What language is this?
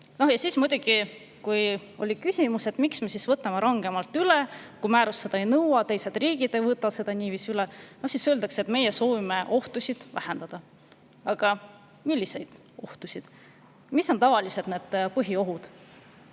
Estonian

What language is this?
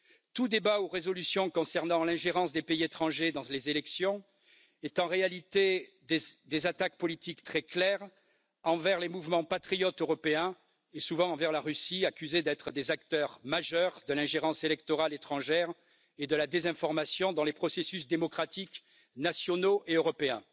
French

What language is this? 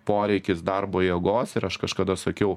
Lithuanian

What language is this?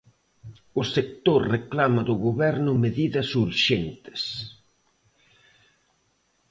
Galician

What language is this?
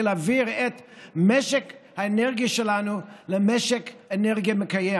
Hebrew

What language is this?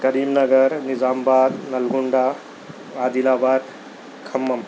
Urdu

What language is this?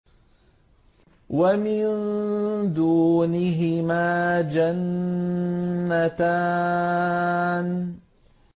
Arabic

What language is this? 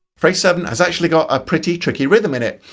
English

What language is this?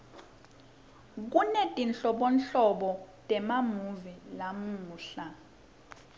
Swati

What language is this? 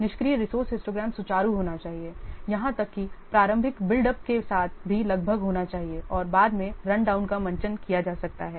Hindi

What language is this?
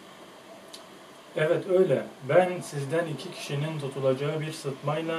Turkish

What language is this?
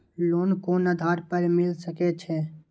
Maithili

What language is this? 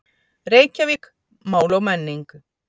Icelandic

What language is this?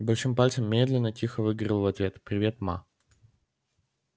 Russian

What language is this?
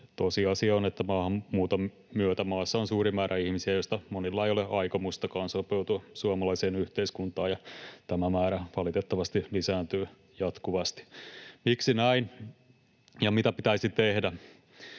Finnish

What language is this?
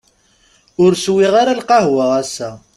Kabyle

